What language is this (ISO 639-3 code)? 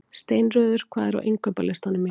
isl